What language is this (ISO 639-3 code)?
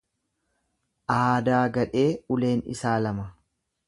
orm